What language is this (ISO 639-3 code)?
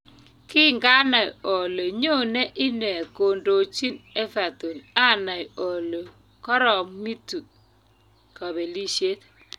kln